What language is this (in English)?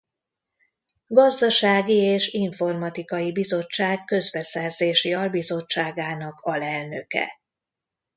Hungarian